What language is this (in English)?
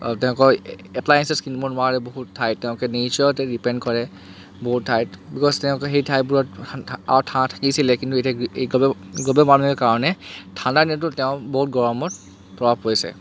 Assamese